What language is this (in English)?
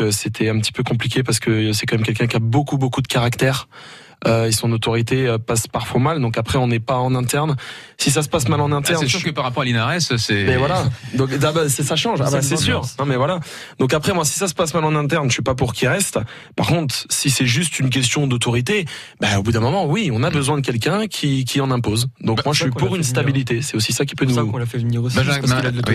French